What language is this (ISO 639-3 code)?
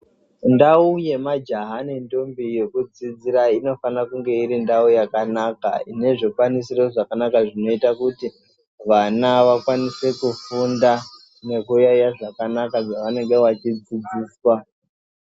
ndc